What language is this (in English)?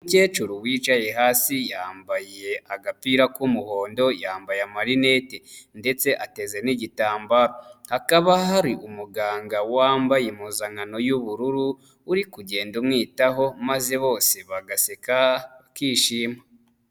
Kinyarwanda